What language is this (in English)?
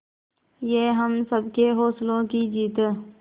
Hindi